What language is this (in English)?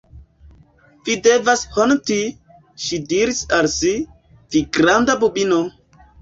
Esperanto